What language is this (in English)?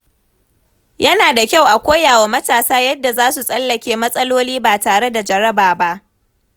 Hausa